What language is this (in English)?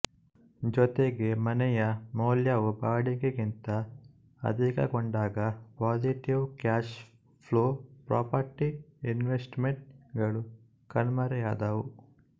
Kannada